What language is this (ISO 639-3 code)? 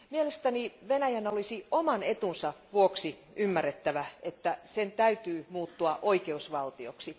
fin